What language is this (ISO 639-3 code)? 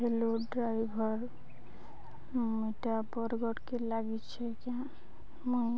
ori